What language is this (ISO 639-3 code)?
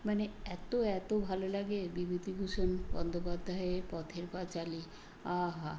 ben